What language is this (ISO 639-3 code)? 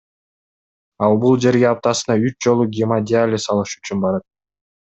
kir